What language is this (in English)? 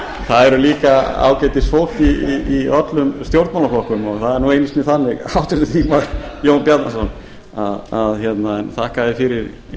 Icelandic